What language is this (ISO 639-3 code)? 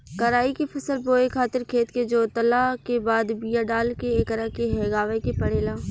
bho